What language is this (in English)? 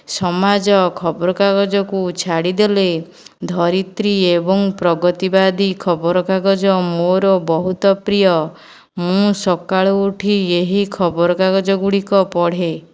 Odia